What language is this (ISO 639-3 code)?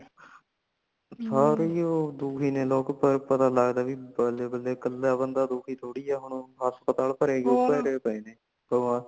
pan